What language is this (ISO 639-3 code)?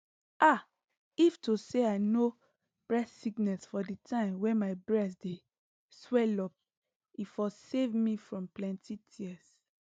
pcm